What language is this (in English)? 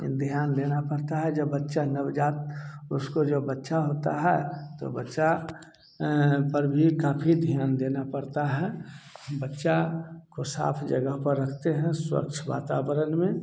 Hindi